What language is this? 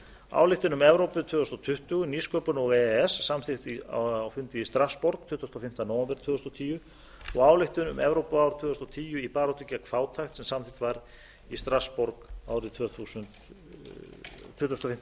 Icelandic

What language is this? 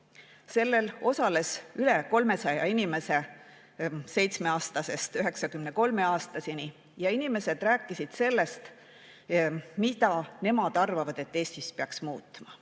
Estonian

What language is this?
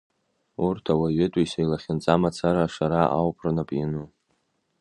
Abkhazian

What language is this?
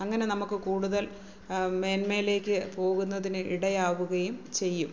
Malayalam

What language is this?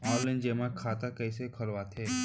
Chhattisgarhi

